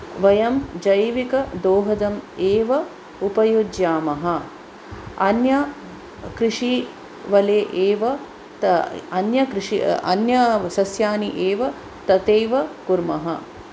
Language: Sanskrit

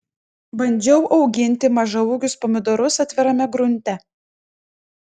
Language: Lithuanian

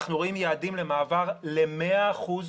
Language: Hebrew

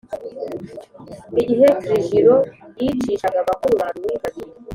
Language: Kinyarwanda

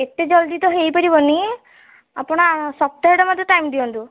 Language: Odia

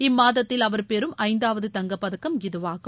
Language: Tamil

